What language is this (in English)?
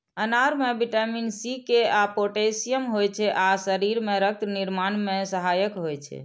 Maithili